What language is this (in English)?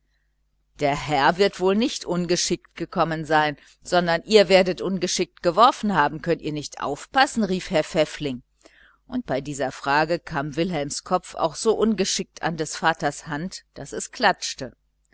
German